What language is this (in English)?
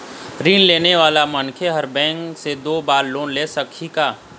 Chhattisgarhi